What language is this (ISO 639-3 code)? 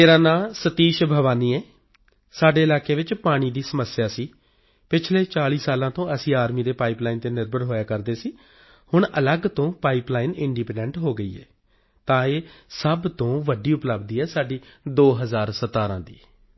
pan